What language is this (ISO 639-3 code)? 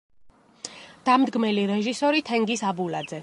kat